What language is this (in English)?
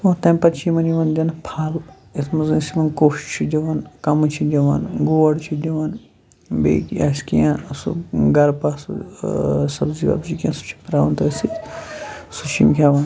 Kashmiri